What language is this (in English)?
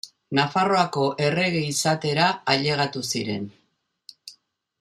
Basque